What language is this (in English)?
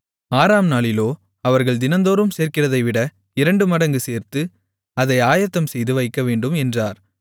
Tamil